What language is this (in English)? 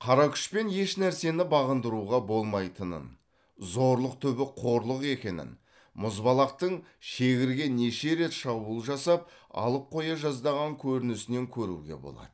Kazakh